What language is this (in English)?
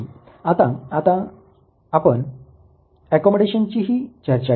Marathi